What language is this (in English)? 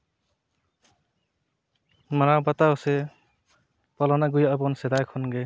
Santali